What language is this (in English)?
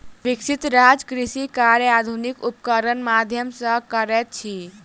Maithili